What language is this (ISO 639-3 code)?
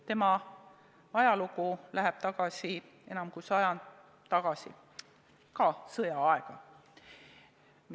est